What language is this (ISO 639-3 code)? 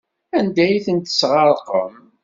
kab